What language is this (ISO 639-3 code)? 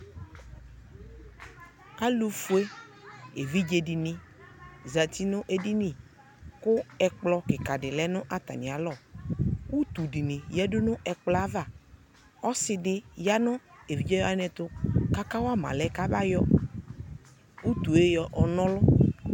kpo